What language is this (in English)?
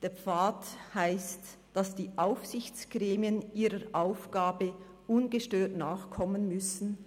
Swiss German